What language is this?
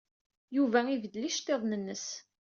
Kabyle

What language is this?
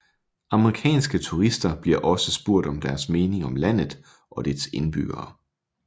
Danish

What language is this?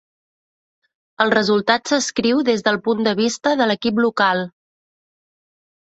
Catalan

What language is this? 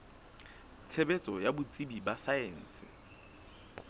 Southern Sotho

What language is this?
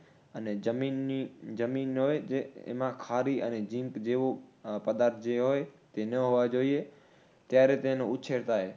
Gujarati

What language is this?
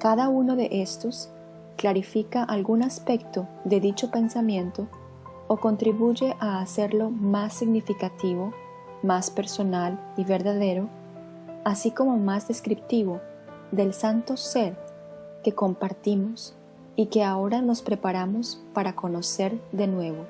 Spanish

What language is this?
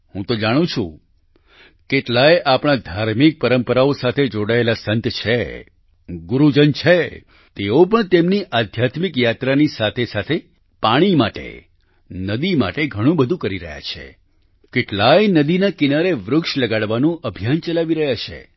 Gujarati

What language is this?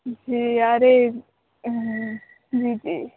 Sindhi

